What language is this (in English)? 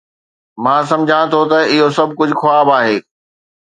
Sindhi